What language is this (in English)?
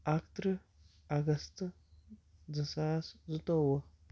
Kashmiri